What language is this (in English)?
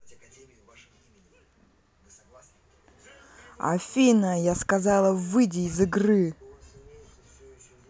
Russian